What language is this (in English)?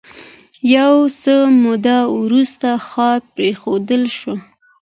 Pashto